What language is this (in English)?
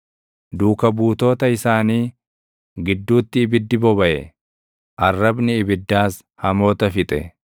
Oromo